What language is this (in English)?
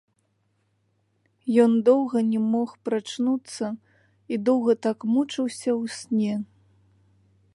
Belarusian